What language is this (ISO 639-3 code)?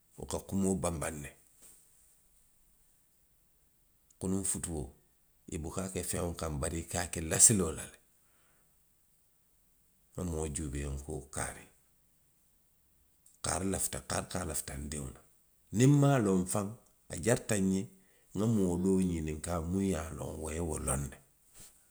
mlq